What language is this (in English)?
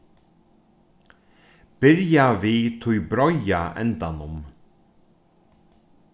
Faroese